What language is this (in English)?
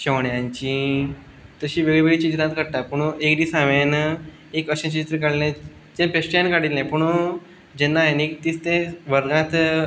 Konkani